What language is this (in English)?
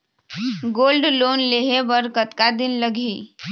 Chhattisgarhi